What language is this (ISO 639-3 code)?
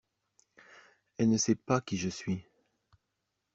fra